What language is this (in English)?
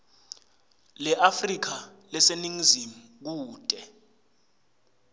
Swati